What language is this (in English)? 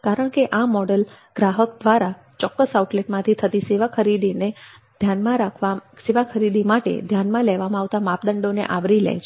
Gujarati